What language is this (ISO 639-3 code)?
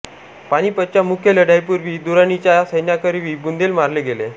mar